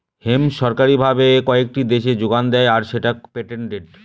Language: Bangla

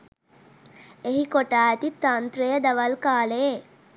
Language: Sinhala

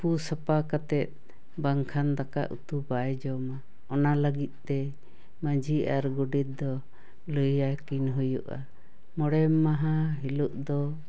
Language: Santali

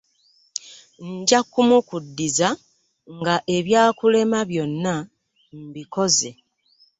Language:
Ganda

